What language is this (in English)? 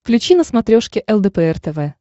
Russian